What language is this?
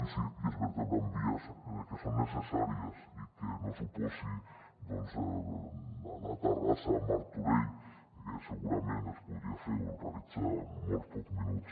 Catalan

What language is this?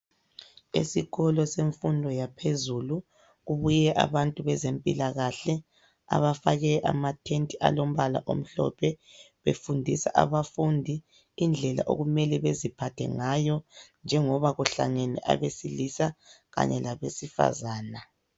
North Ndebele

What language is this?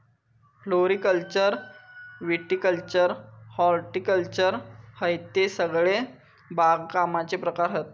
Marathi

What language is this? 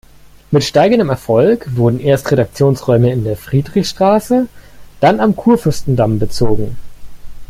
German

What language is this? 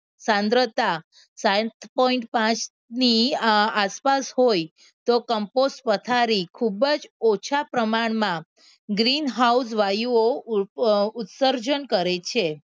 Gujarati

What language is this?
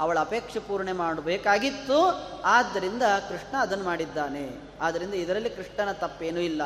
Kannada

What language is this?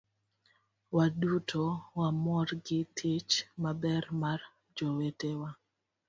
Luo (Kenya and Tanzania)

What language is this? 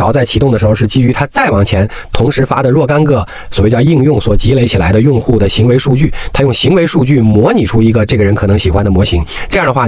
Chinese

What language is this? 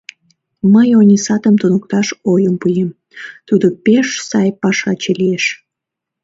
Mari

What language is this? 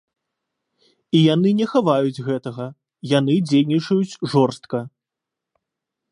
Belarusian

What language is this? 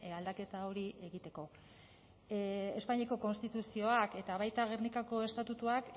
Basque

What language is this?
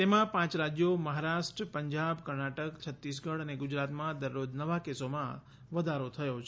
Gujarati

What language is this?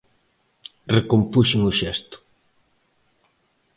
Galician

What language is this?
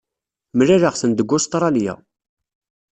Kabyle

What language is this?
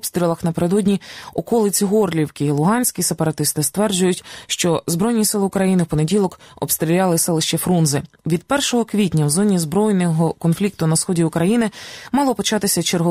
Ukrainian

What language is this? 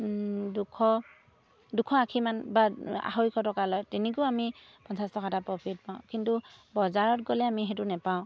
Assamese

